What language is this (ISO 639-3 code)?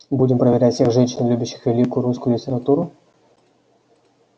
rus